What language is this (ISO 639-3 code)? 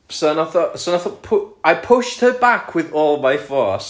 cym